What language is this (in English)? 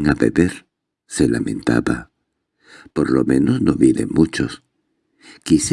Spanish